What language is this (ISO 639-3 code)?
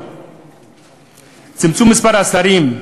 heb